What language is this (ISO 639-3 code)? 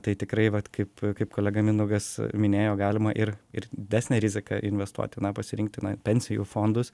lit